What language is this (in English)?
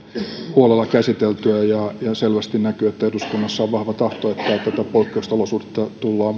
Finnish